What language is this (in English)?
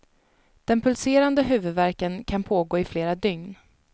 Swedish